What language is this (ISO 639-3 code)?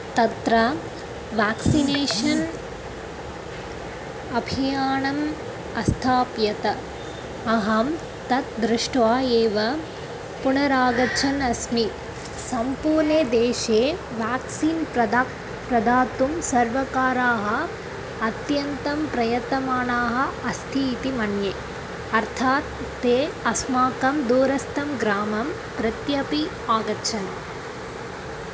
san